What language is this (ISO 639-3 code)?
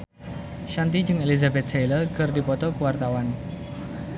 sun